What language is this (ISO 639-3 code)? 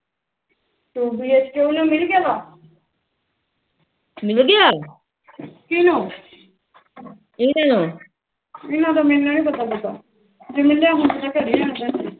pan